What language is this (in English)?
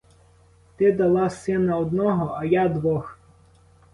Ukrainian